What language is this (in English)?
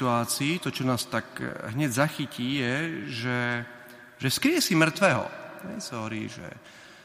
Slovak